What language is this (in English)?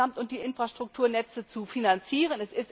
German